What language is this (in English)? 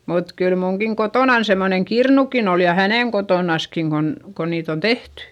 Finnish